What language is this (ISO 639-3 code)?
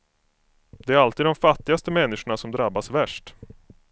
swe